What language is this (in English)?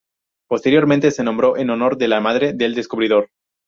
Spanish